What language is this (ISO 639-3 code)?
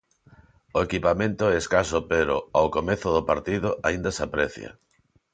glg